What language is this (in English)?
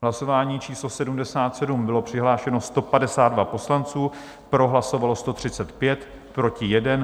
Czech